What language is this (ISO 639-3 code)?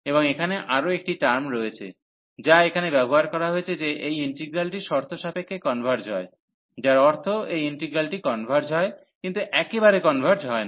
ben